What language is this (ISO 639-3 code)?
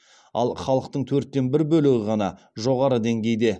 kaz